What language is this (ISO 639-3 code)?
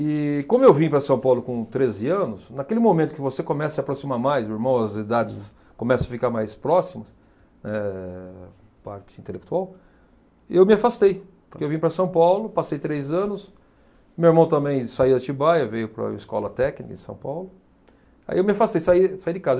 por